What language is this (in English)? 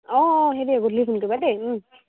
Assamese